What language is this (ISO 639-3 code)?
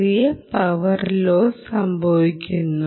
mal